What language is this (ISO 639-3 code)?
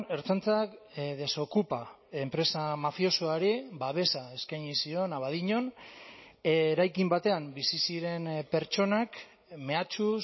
eus